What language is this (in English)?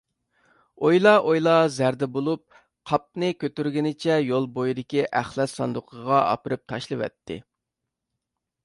Uyghur